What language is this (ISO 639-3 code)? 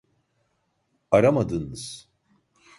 tur